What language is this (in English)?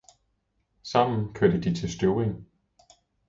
Danish